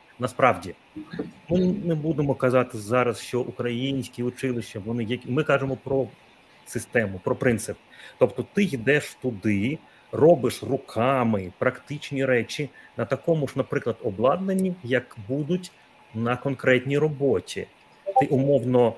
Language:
Ukrainian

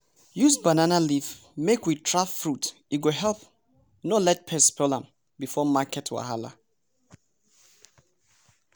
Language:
Nigerian Pidgin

